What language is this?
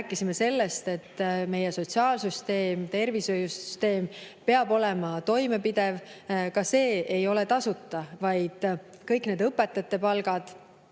Estonian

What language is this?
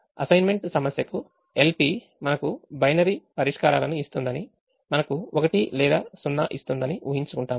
Telugu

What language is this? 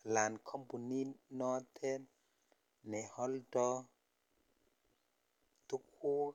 Kalenjin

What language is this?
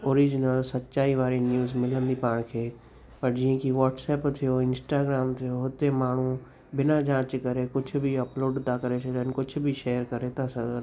Sindhi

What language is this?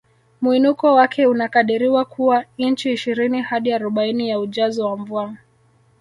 Swahili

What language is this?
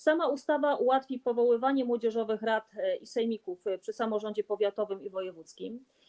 Polish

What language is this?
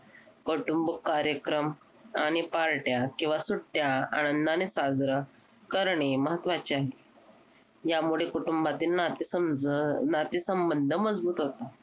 Marathi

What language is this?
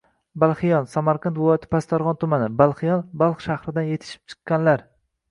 Uzbek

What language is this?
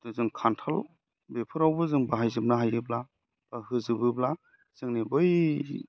Bodo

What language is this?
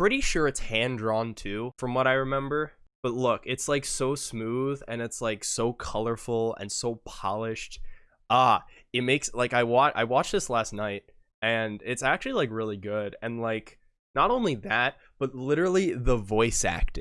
English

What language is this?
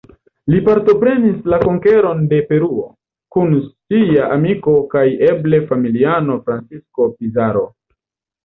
Esperanto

